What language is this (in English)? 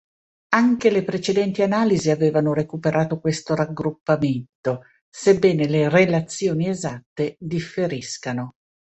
Italian